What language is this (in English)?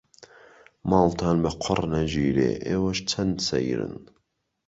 Central Kurdish